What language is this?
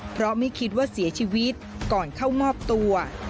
Thai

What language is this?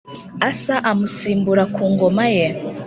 Kinyarwanda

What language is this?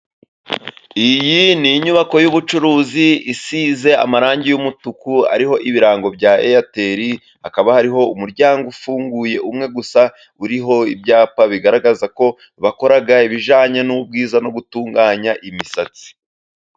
Kinyarwanda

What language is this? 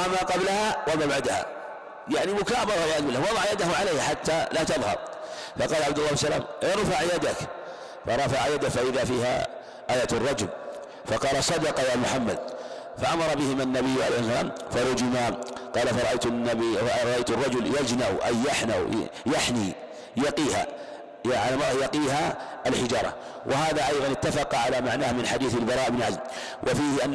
Arabic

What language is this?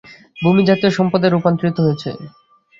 Bangla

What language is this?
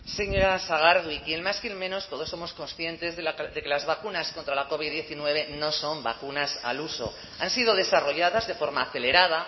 Spanish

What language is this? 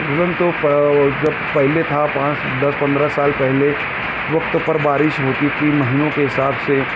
Urdu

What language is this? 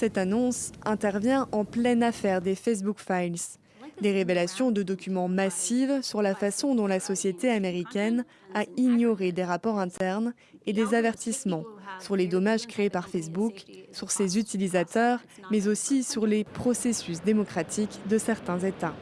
French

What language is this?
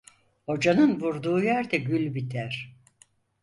Turkish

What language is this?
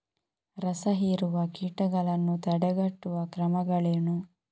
Kannada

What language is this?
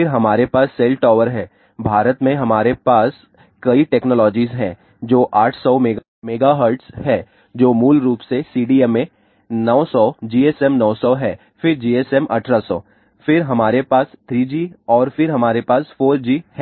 Hindi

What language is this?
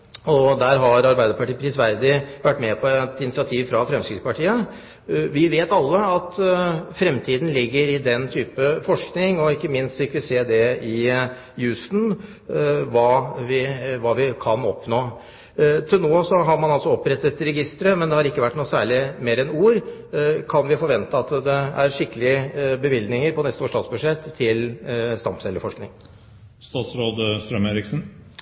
Norwegian Bokmål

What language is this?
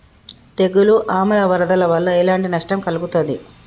Telugu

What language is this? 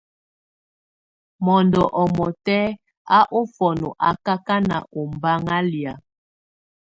Tunen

